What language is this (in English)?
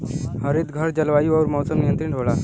Bhojpuri